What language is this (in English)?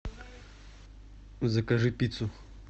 Russian